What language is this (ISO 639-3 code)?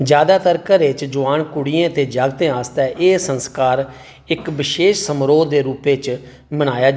doi